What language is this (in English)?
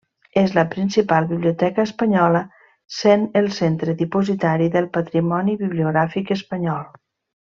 Catalan